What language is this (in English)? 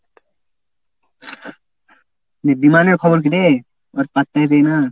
Bangla